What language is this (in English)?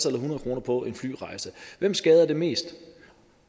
Danish